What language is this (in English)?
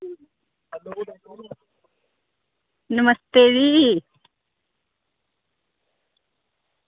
Dogri